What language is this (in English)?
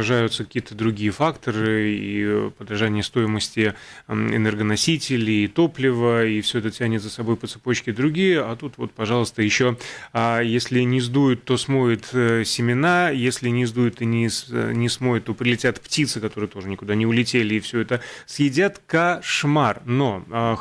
Russian